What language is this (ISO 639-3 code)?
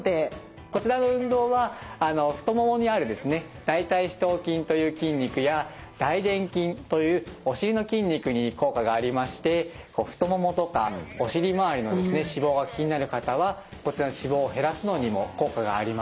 jpn